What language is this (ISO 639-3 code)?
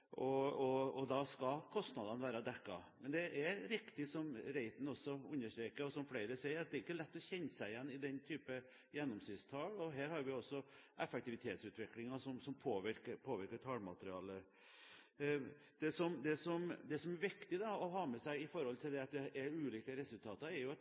nob